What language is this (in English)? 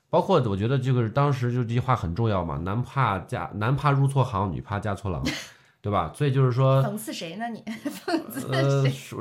Chinese